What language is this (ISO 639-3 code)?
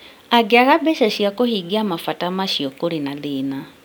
kik